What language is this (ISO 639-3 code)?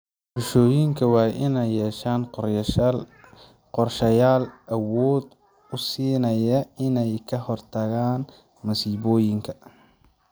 som